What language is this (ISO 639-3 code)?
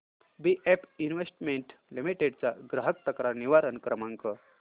mar